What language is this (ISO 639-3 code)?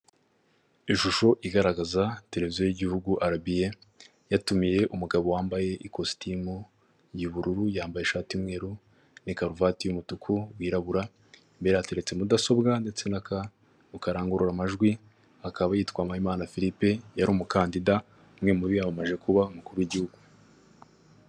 kin